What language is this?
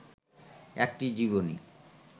Bangla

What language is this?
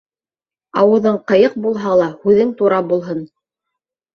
Bashkir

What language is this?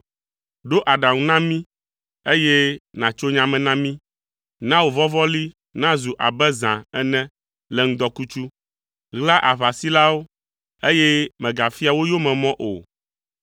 Ewe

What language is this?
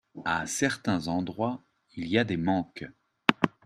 French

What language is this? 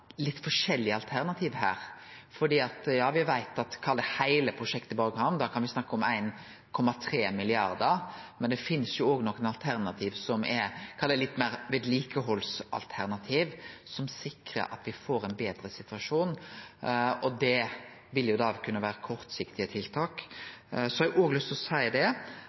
Norwegian Nynorsk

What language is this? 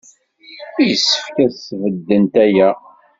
Kabyle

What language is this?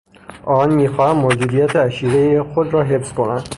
Persian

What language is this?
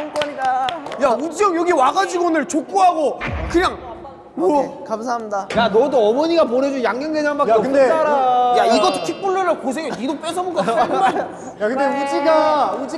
Korean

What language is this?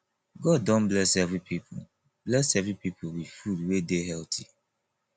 Nigerian Pidgin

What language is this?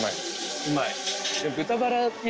Japanese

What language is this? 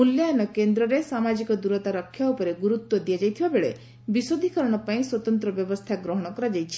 Odia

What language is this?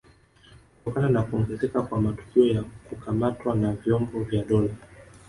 Swahili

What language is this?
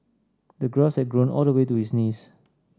English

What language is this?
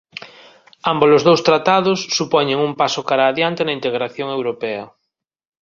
Galician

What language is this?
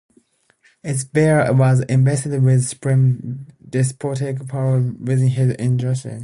English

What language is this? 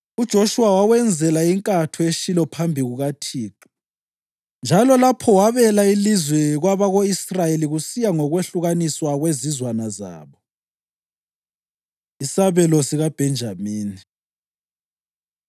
North Ndebele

